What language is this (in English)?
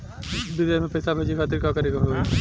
Bhojpuri